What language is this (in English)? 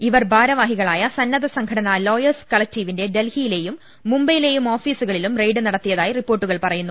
Malayalam